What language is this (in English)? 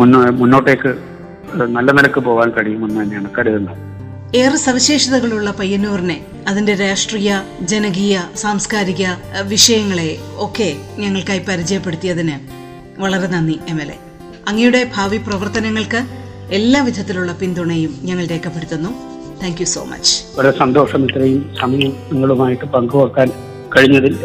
Malayalam